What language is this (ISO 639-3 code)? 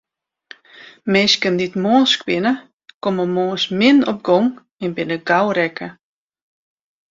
fry